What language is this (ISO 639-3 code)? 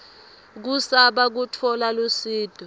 ssw